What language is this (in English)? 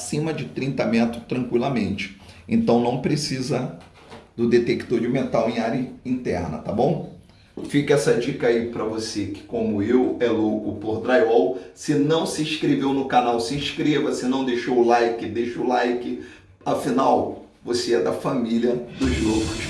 Portuguese